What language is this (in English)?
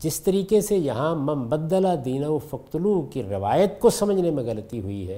Urdu